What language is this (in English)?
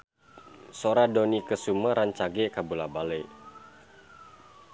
Sundanese